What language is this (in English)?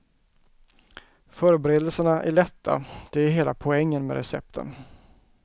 Swedish